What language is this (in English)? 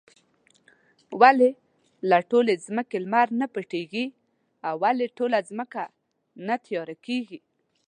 Pashto